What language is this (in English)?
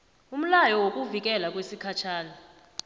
South Ndebele